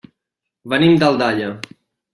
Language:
Catalan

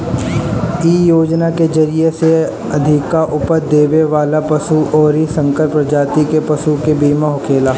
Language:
Bhojpuri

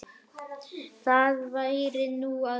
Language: Icelandic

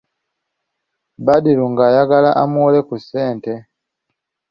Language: Ganda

